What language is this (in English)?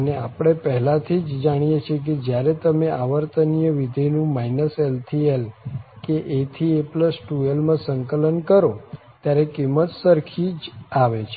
Gujarati